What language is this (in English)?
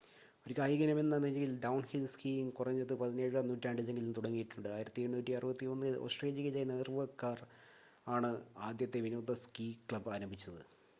Malayalam